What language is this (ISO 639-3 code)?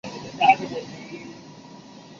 zho